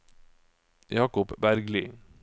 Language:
Norwegian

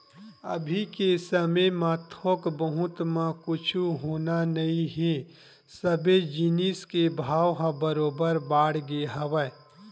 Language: Chhattisgarhi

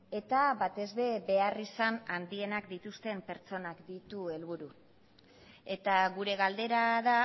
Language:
Basque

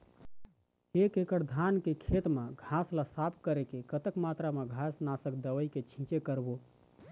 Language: Chhattisgarhi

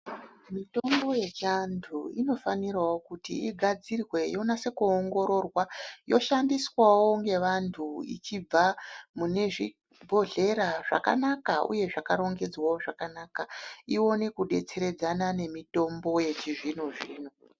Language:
Ndau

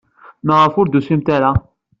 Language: Kabyle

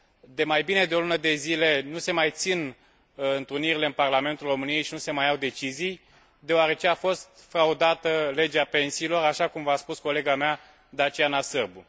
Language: Romanian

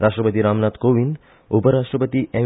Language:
Konkani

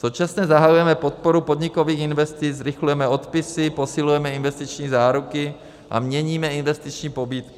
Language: Czech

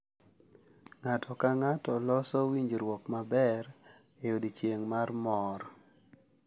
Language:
Luo (Kenya and Tanzania)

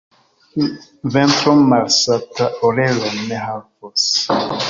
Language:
Esperanto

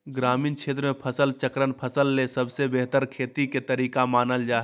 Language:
Magahi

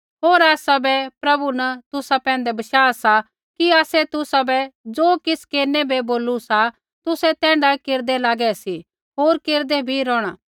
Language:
Kullu Pahari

